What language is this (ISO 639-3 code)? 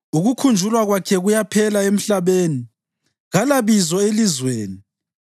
nde